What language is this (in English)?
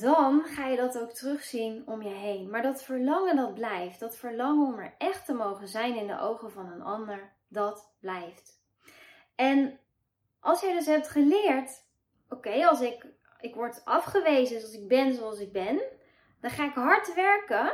Dutch